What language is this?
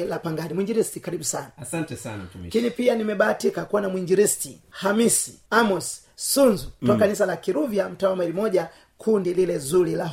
Swahili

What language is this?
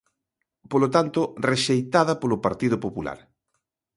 Galician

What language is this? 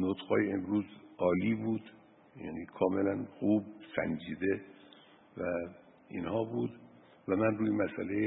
Persian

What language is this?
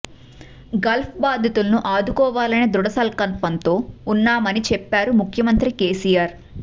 Telugu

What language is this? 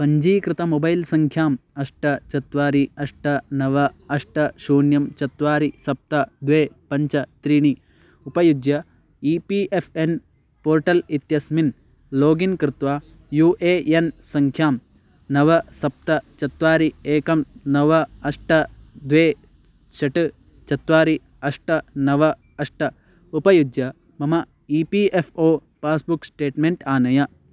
Sanskrit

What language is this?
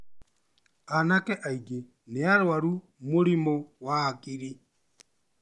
Kikuyu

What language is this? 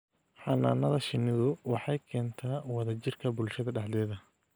Somali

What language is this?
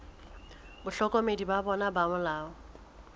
Southern Sotho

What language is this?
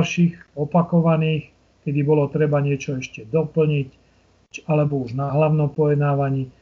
Slovak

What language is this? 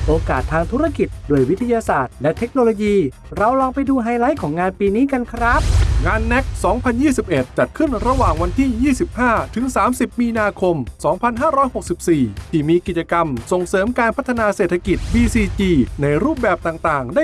Thai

